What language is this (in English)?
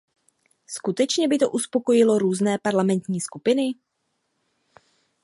Czech